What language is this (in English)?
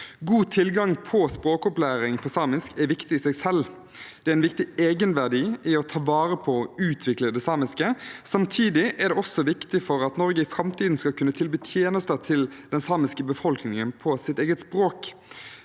Norwegian